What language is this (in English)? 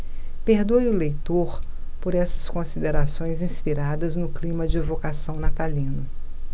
Portuguese